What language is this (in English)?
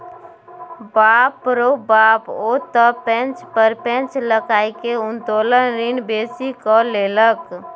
Maithili